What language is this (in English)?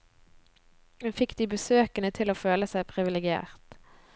Norwegian